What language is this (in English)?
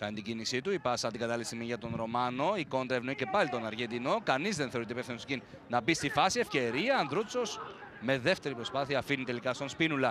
Greek